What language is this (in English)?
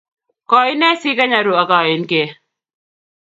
Kalenjin